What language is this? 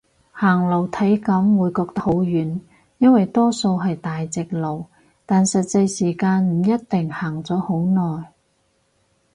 Cantonese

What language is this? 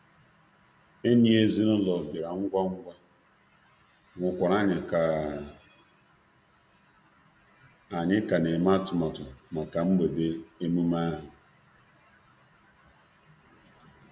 Igbo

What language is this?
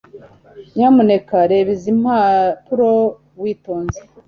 Kinyarwanda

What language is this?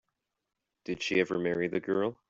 English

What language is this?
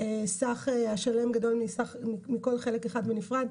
Hebrew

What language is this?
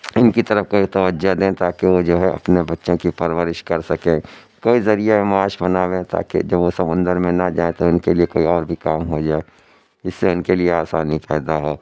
Urdu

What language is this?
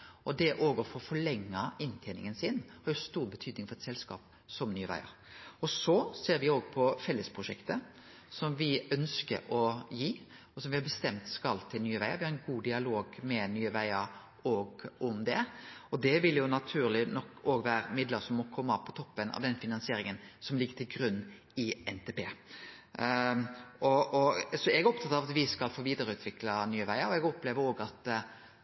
Norwegian Nynorsk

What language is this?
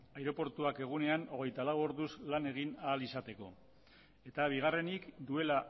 Basque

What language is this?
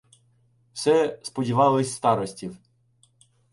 Ukrainian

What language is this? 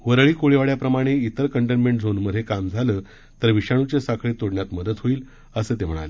Marathi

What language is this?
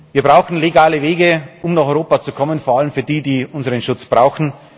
German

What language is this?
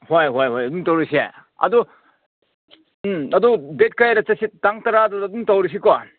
Manipuri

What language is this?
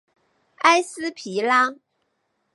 Chinese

